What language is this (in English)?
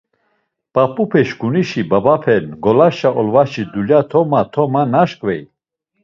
Laz